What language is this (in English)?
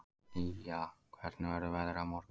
Icelandic